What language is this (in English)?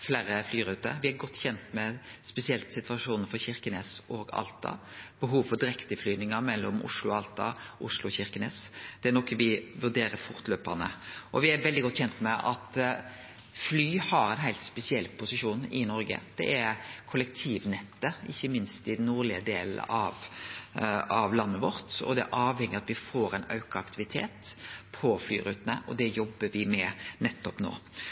Norwegian Nynorsk